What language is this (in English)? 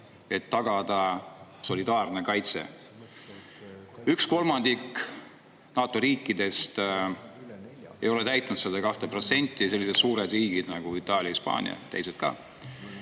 Estonian